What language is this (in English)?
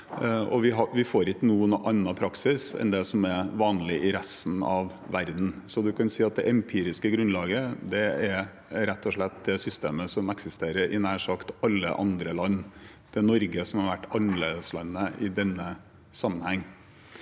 Norwegian